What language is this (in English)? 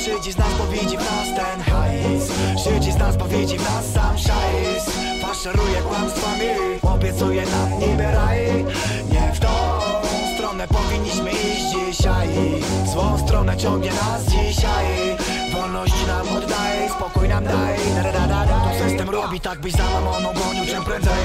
Polish